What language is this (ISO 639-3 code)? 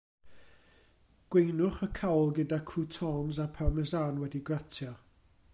cym